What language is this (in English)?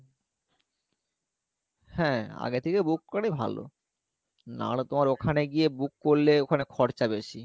Bangla